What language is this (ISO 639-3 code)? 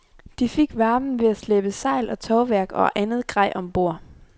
dan